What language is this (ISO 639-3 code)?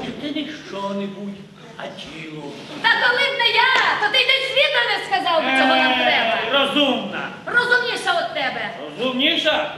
ukr